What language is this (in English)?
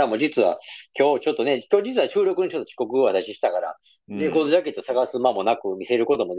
Japanese